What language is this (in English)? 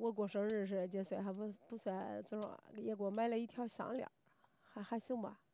Chinese